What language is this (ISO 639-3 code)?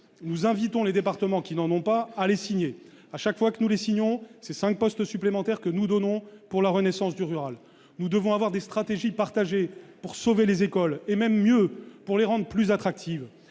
fra